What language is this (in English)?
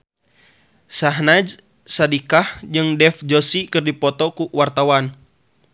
Sundanese